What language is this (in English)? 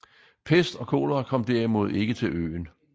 Danish